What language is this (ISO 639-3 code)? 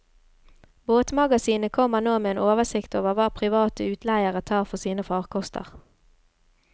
nor